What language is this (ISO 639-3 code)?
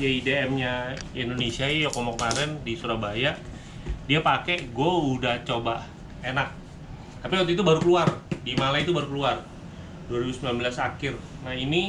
ind